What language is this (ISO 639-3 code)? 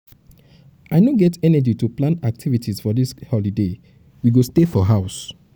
pcm